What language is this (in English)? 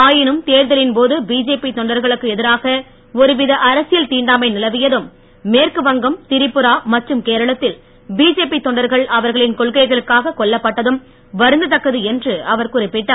Tamil